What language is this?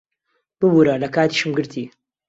Central Kurdish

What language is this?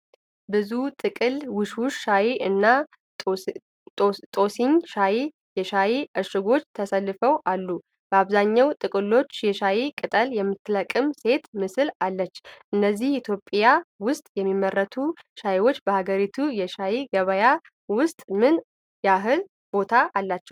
Amharic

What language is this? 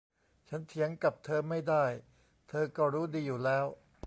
Thai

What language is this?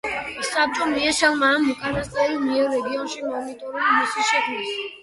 Georgian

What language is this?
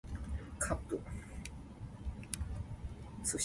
Min Nan Chinese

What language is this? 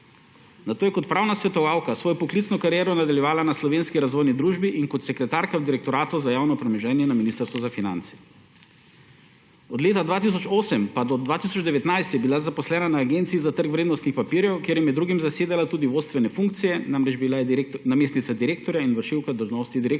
Slovenian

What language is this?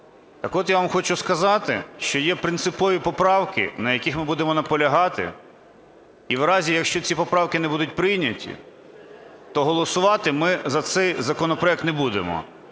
Ukrainian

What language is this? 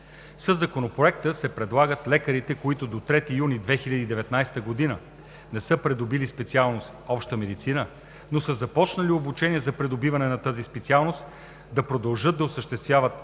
Bulgarian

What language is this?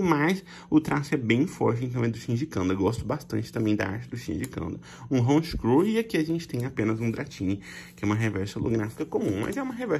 Portuguese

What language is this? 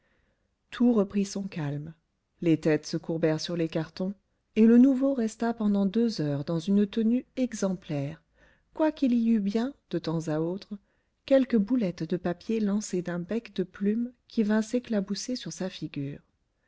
French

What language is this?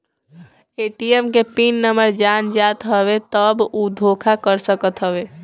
Bhojpuri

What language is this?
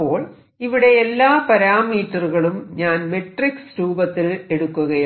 Malayalam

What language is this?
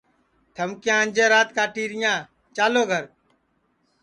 Sansi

